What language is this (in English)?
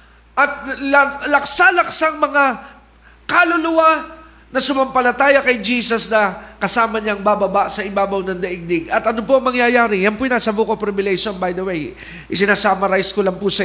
Filipino